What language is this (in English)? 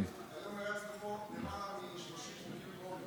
Hebrew